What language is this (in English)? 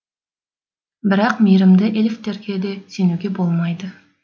Kazakh